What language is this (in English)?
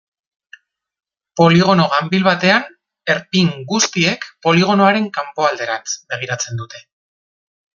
Basque